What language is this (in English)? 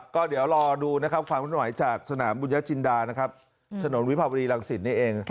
Thai